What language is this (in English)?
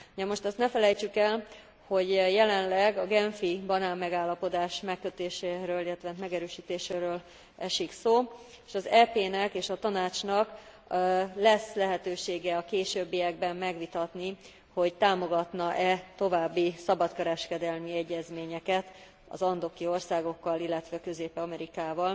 Hungarian